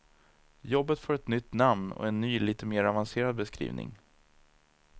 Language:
Swedish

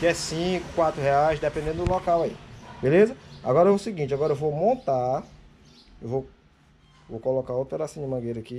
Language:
Portuguese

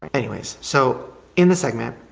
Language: English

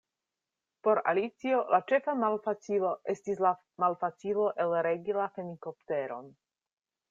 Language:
Esperanto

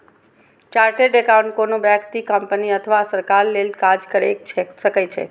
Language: Maithili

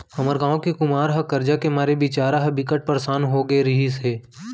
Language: Chhattisgarhi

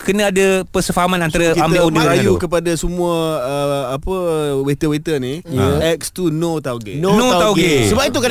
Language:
Malay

